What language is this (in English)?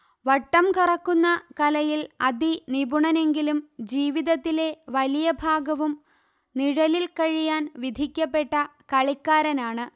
Malayalam